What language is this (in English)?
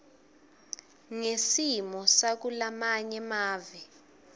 Swati